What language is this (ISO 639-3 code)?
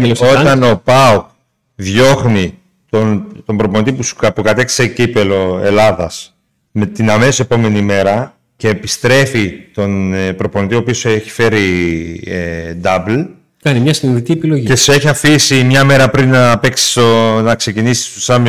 ell